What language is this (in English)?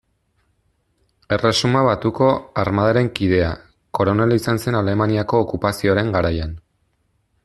Basque